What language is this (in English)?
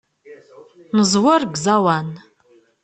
Kabyle